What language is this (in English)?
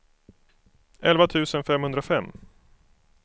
Swedish